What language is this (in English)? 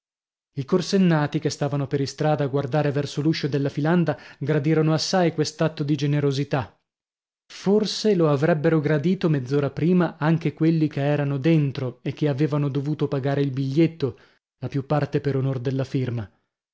Italian